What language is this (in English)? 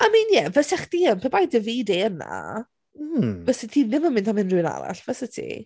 Welsh